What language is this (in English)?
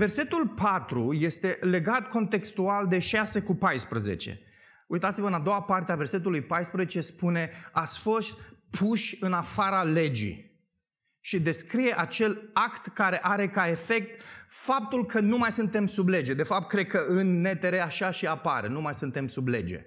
Romanian